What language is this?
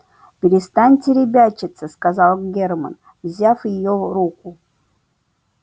Russian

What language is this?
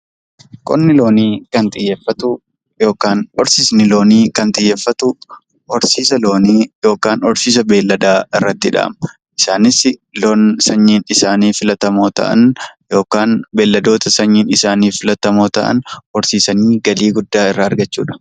Oromo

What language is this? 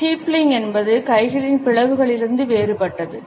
Tamil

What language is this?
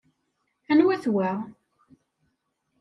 Kabyle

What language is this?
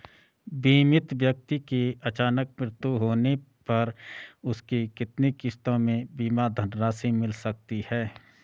Hindi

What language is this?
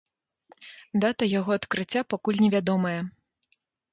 Belarusian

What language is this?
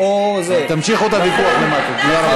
Hebrew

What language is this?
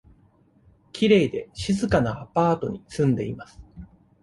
Japanese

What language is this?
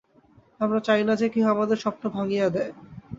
Bangla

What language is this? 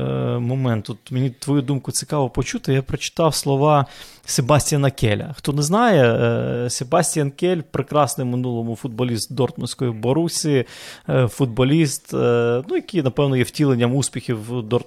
Ukrainian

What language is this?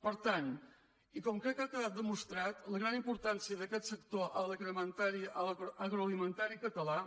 Catalan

